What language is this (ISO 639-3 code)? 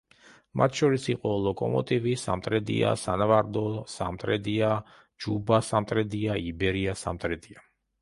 kat